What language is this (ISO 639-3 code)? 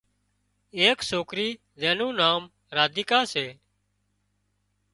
kxp